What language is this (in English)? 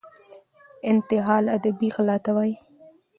Pashto